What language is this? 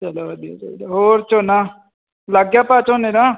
Punjabi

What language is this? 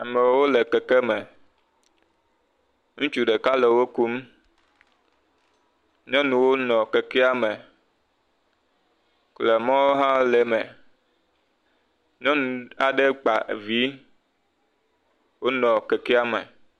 Ewe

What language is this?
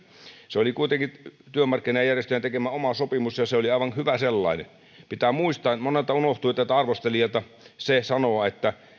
Finnish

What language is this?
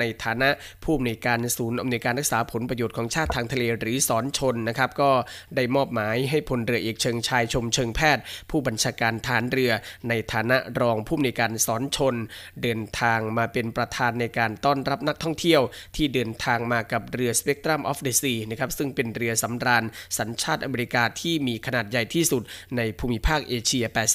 Thai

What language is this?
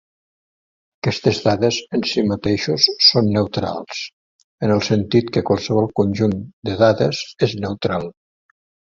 Catalan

